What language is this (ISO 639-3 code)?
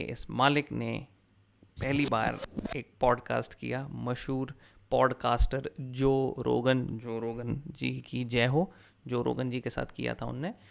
hin